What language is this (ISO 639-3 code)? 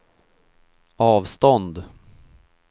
swe